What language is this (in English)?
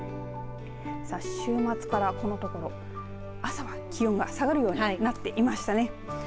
Japanese